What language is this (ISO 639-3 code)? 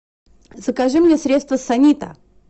rus